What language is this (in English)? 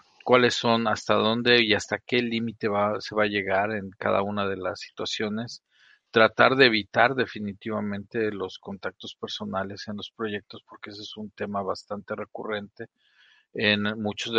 Spanish